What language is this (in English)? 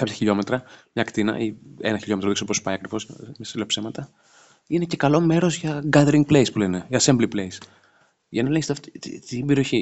Greek